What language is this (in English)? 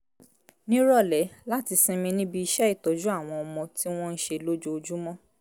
Yoruba